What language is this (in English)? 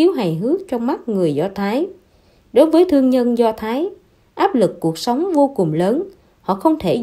Vietnamese